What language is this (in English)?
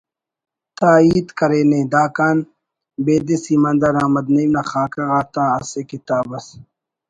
Brahui